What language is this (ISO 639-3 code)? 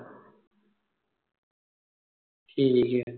pan